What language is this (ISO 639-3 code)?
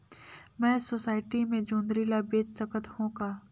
hne